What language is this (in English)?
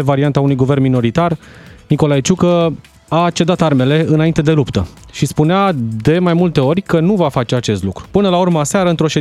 Romanian